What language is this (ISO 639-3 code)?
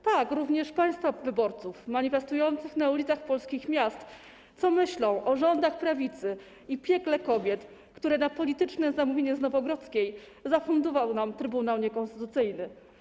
pol